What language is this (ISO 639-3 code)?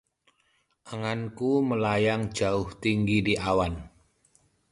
ind